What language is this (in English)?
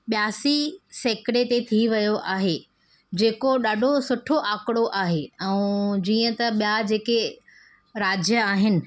Sindhi